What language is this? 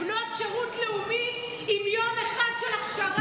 Hebrew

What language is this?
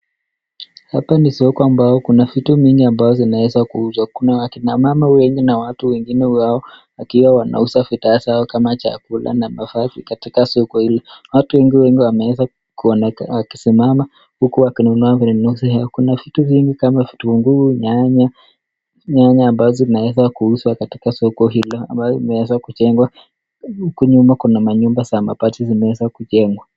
Swahili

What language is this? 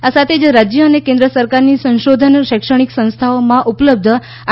Gujarati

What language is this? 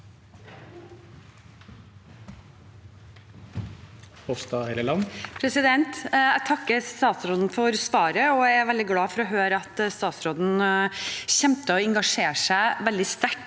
Norwegian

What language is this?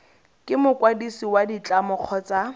Tswana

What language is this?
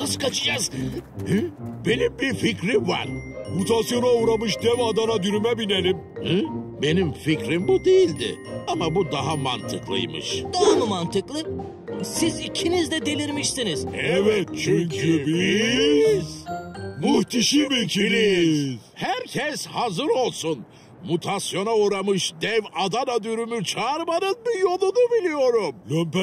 Turkish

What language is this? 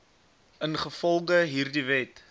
Afrikaans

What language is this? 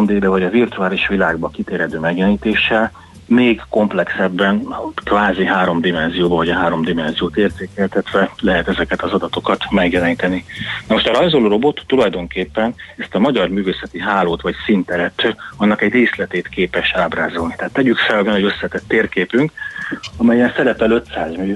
Hungarian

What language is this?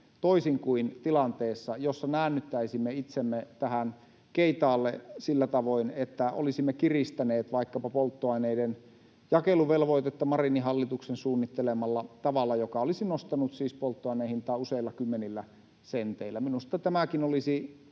Finnish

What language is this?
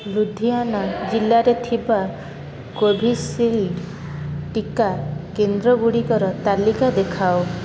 Odia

